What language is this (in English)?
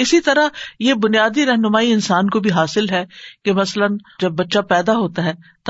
Urdu